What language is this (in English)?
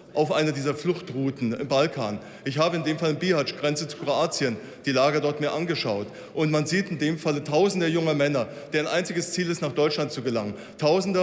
German